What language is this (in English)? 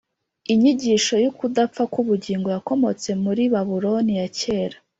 Kinyarwanda